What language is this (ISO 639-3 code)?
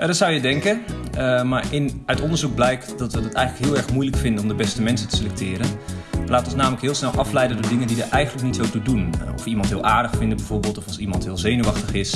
nld